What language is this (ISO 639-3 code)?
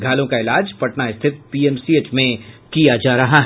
hin